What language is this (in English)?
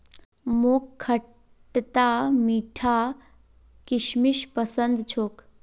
Magahi